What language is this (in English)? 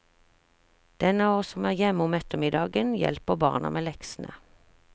Norwegian